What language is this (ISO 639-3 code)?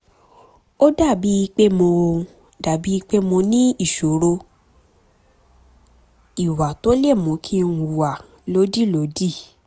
yor